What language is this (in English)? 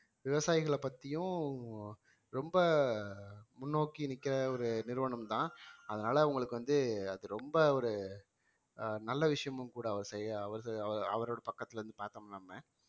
Tamil